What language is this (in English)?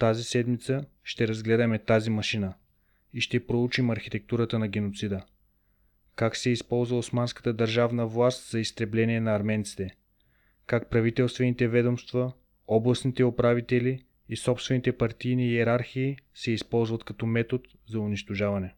Bulgarian